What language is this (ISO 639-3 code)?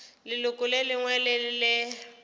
nso